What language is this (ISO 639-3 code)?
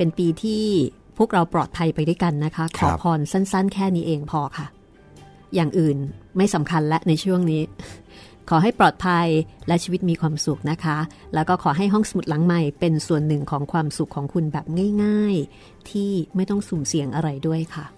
tha